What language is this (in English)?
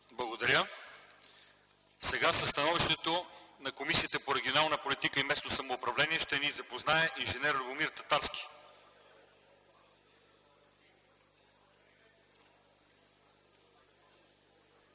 Bulgarian